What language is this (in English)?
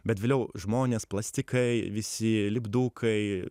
Lithuanian